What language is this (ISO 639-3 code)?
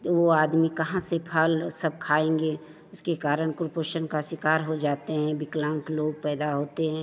hin